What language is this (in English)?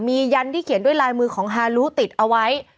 Thai